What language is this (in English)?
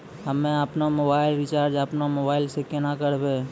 Maithili